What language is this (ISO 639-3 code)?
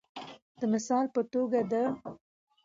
pus